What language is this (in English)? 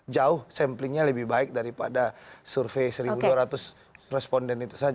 Indonesian